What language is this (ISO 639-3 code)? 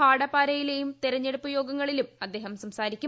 mal